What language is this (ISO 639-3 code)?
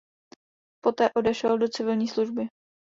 ces